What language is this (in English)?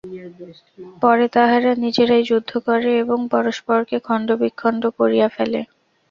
Bangla